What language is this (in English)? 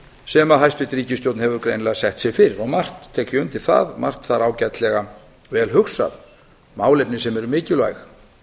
Icelandic